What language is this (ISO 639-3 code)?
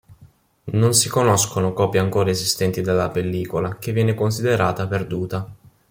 ita